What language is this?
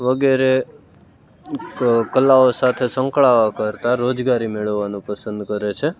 Gujarati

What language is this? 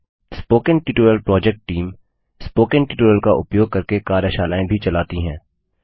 Hindi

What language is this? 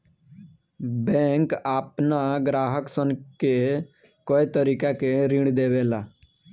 Bhojpuri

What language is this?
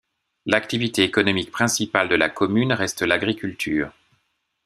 French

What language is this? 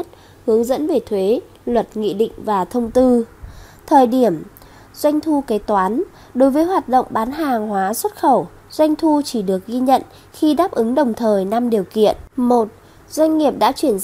Vietnamese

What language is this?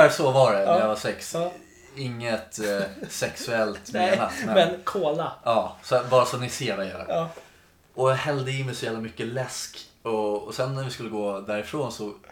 Swedish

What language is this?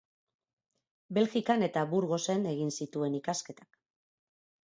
Basque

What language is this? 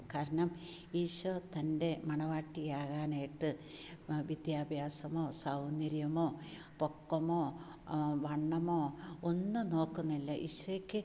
Malayalam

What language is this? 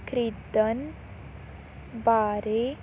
Punjabi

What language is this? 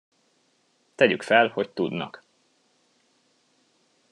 Hungarian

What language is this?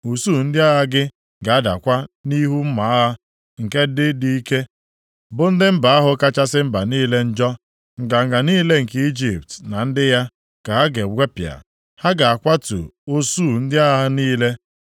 Igbo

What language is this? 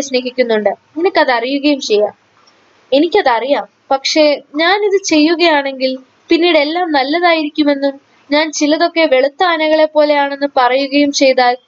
Malayalam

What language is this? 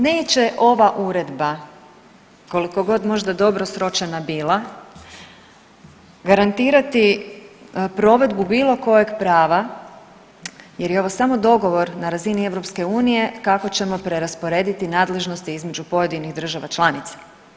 Croatian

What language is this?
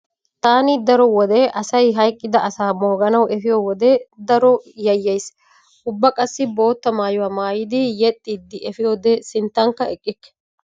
Wolaytta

